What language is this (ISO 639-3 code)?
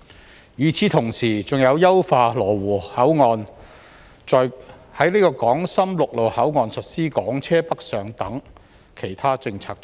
yue